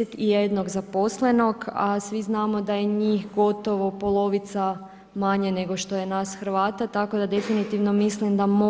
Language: Croatian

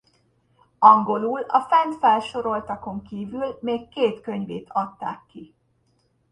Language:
Hungarian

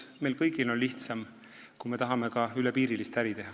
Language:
Estonian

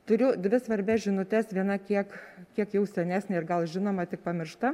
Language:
Lithuanian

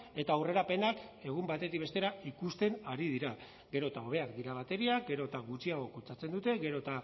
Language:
Basque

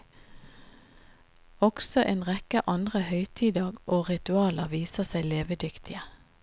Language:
Norwegian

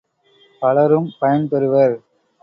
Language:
Tamil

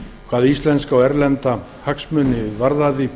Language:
Icelandic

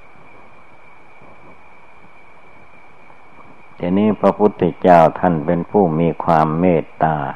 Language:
Thai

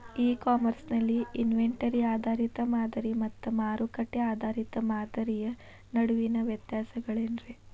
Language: Kannada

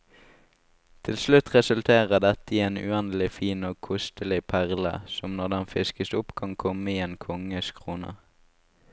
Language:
Norwegian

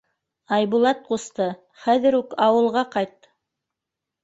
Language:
Bashkir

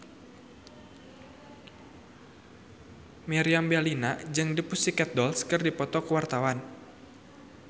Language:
Sundanese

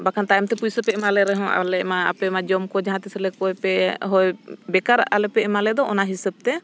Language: Santali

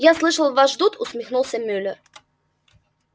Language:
Russian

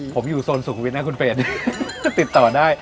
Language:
Thai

